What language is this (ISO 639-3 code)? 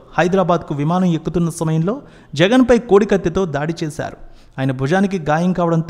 tel